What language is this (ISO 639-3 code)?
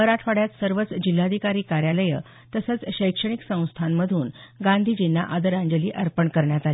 mar